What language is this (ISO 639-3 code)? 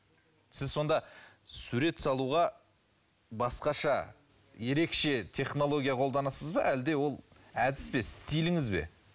kaz